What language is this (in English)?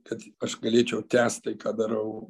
Lithuanian